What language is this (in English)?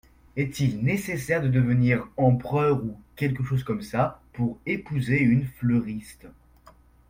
French